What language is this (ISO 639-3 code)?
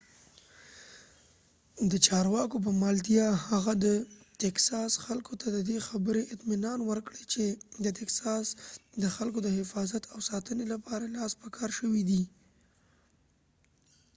pus